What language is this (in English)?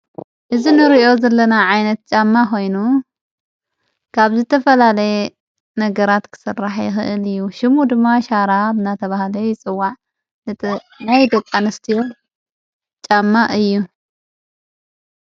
Tigrinya